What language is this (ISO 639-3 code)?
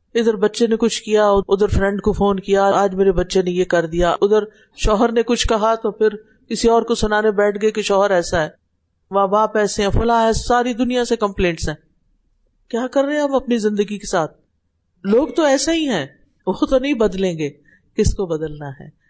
urd